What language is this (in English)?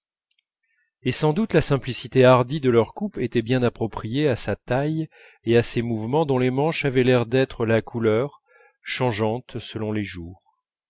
French